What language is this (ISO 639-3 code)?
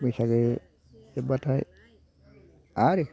brx